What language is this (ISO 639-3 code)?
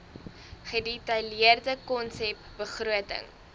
afr